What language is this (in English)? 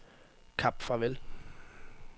Danish